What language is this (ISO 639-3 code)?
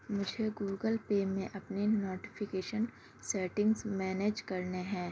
urd